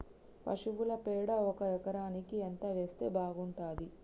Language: Telugu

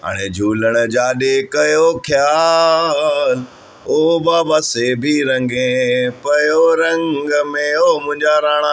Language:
Sindhi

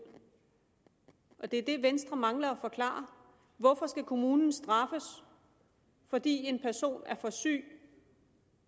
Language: Danish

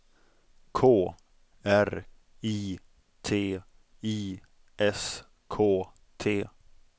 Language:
Swedish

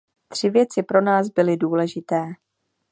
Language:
Czech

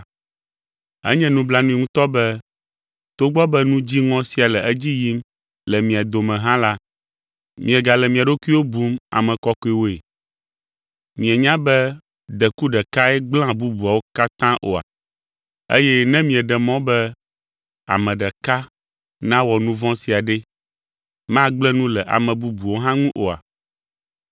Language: Ewe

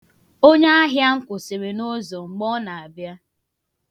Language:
Igbo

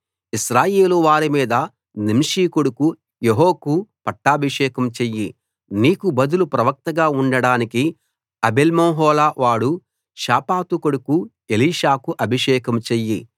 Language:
Telugu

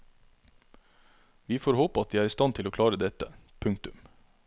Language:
Norwegian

